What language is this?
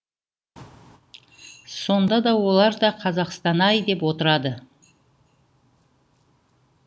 Kazakh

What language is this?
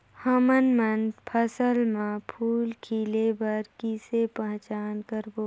Chhattisgarhi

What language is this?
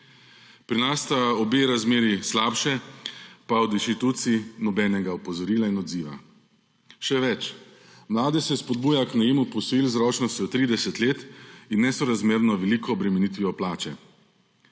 Slovenian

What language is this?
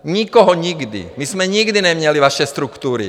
Czech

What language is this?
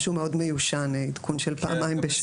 Hebrew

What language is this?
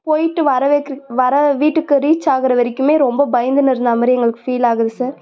Tamil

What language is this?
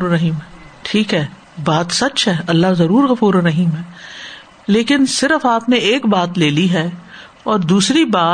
Urdu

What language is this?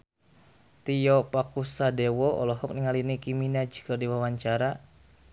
Sundanese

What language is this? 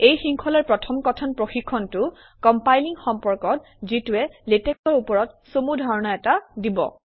Assamese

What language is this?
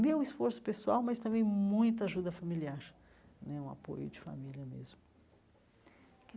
Portuguese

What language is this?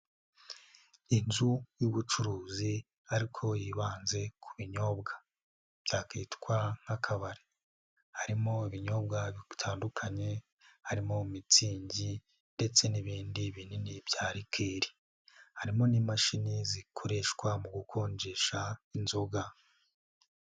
Kinyarwanda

